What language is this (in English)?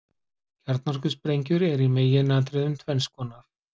Icelandic